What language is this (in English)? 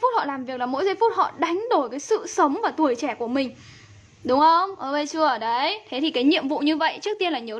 Vietnamese